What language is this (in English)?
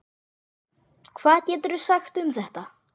Icelandic